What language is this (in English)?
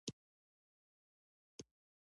Pashto